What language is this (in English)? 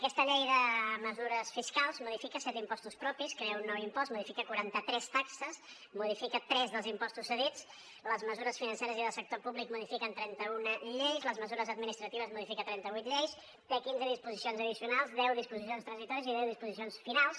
Catalan